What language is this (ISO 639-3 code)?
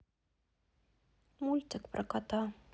rus